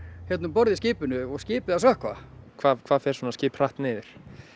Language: Icelandic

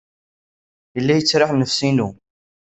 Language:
Kabyle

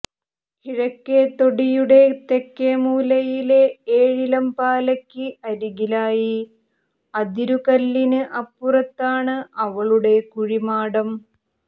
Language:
Malayalam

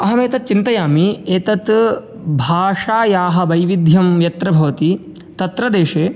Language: Sanskrit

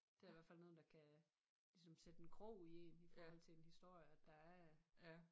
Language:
Danish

